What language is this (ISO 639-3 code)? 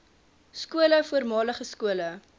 afr